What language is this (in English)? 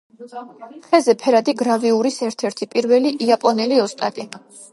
Georgian